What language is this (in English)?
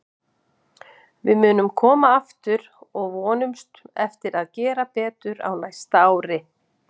Icelandic